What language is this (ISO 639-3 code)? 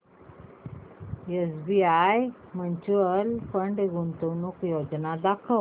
mar